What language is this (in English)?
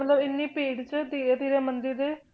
Punjabi